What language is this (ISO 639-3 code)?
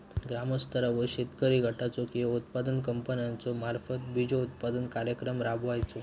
mar